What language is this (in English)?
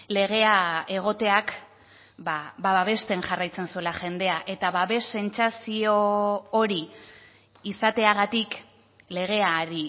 Basque